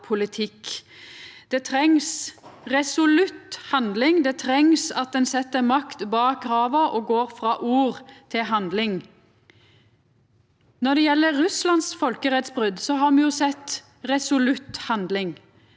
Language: Norwegian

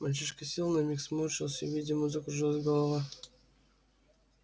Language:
Russian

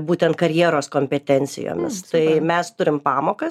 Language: Lithuanian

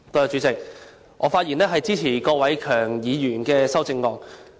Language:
Cantonese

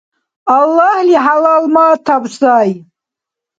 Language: Dargwa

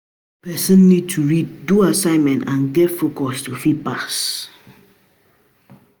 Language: Nigerian Pidgin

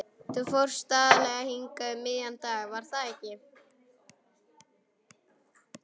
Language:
Icelandic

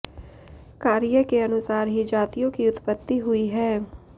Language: Hindi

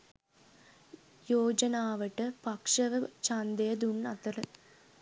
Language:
Sinhala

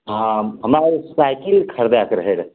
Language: Maithili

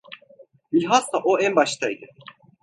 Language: Turkish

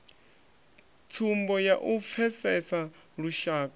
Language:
Venda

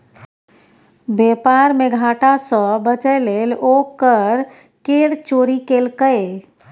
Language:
Maithili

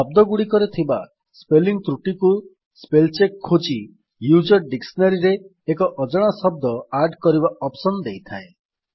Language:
Odia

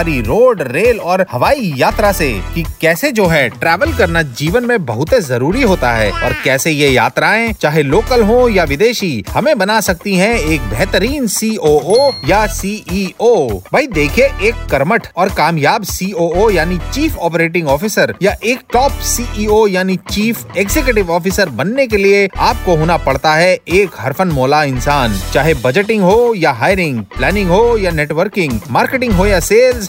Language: Hindi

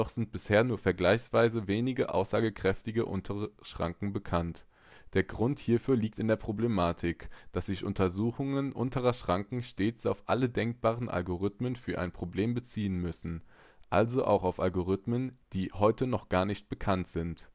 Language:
German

